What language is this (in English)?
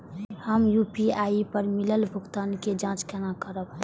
Maithili